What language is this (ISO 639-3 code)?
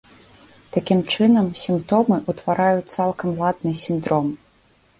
bel